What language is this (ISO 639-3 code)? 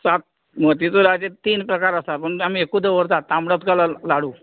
kok